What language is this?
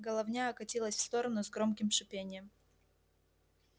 Russian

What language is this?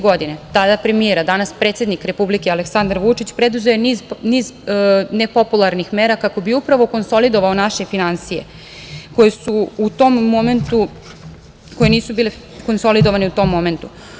Serbian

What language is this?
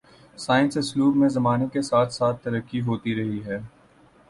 Urdu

